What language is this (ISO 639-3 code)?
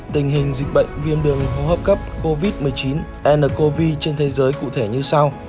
vie